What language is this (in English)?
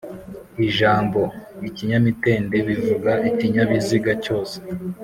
Kinyarwanda